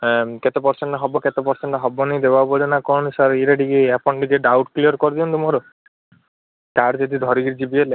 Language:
Odia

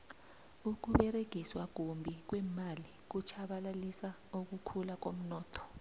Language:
South Ndebele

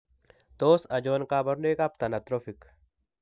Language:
Kalenjin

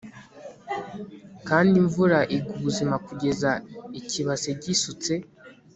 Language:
Kinyarwanda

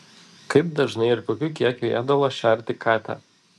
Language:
Lithuanian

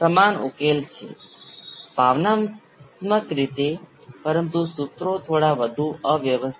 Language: Gujarati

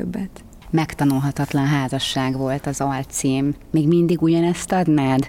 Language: Hungarian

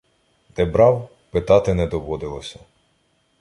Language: Ukrainian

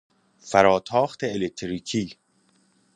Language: Persian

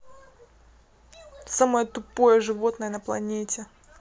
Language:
Russian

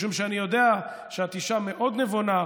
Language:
Hebrew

